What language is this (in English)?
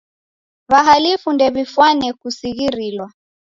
Taita